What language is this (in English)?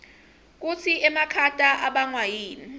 Swati